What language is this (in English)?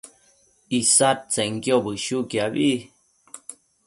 Matsés